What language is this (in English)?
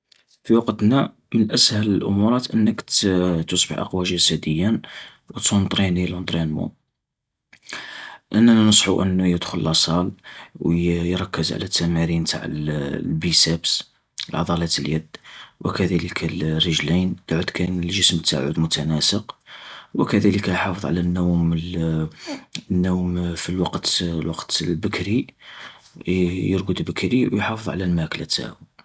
Algerian Arabic